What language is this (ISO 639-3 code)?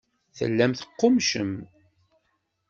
kab